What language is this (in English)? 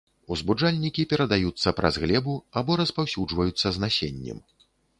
Belarusian